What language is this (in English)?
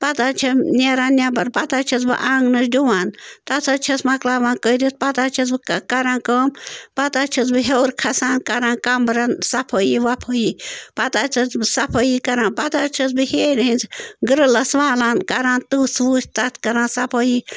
Kashmiri